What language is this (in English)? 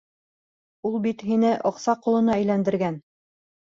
Bashkir